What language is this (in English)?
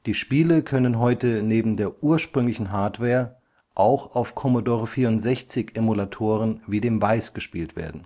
German